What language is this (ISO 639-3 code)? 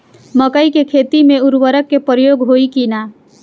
bho